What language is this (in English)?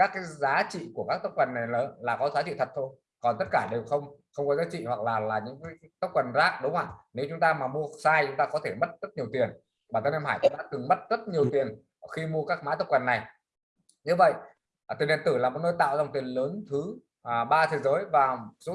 Vietnamese